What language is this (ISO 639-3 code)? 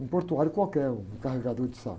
por